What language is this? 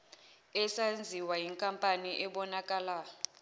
Zulu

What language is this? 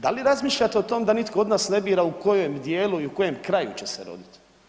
Croatian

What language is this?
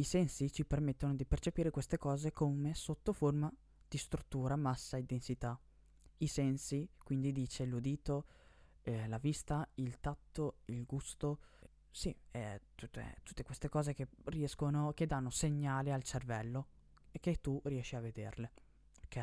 Italian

